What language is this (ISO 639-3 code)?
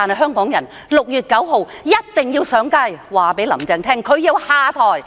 yue